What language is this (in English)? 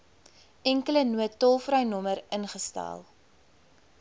Afrikaans